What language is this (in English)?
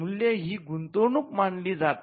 Marathi